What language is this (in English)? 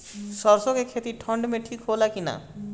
Bhojpuri